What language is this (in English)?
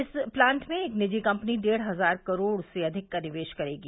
Hindi